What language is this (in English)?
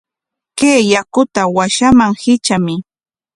Corongo Ancash Quechua